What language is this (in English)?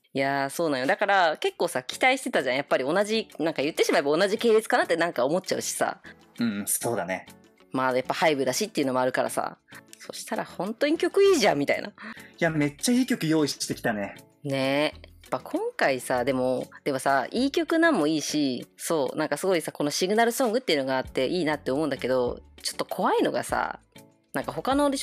Japanese